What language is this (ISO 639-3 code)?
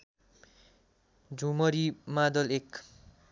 nep